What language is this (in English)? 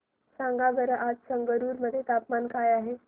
Marathi